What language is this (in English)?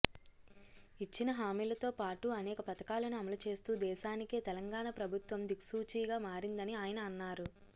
Telugu